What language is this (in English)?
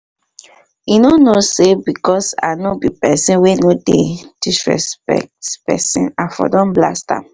Nigerian Pidgin